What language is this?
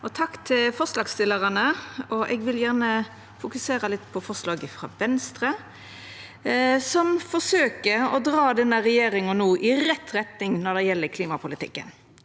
Norwegian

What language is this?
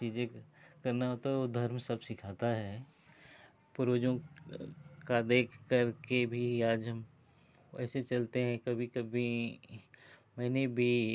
Hindi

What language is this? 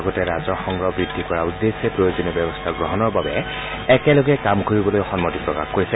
Assamese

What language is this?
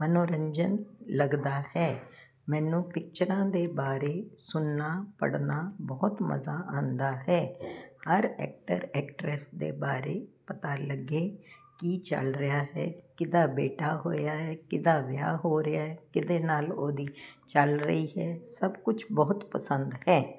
Punjabi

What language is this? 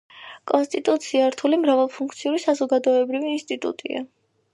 Georgian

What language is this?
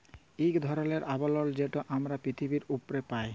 Bangla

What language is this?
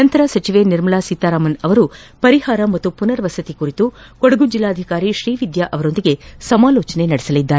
Kannada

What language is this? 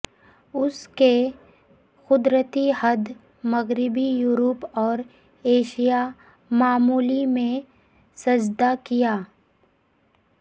Urdu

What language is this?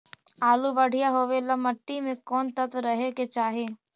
Magahi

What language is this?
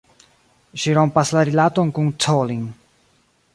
Esperanto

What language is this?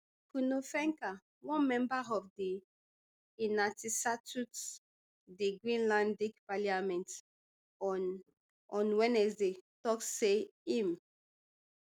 Nigerian Pidgin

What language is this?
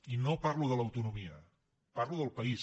Catalan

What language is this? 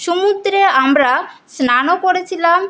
Bangla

